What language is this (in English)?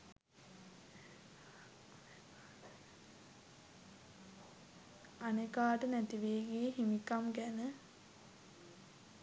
Sinhala